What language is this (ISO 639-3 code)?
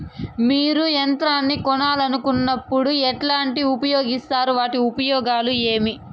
tel